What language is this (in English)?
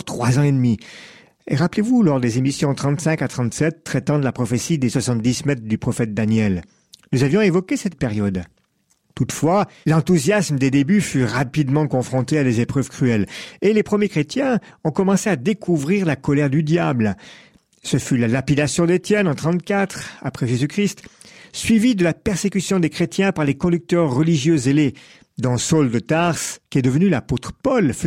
French